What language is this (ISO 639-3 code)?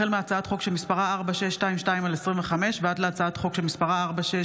heb